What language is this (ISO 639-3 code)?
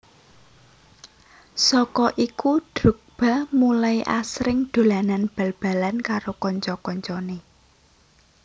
jav